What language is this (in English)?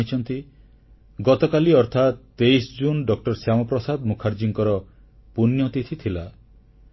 Odia